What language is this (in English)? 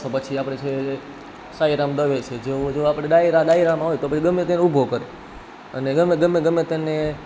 Gujarati